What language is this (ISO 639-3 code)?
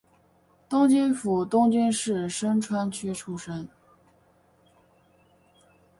zho